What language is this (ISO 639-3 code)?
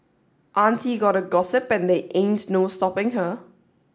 eng